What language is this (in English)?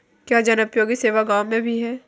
Hindi